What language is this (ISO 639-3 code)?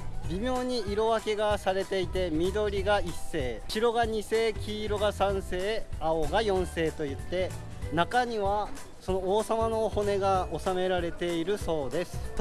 jpn